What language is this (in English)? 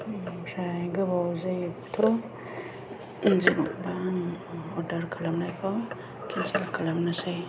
Bodo